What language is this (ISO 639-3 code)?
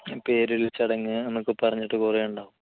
mal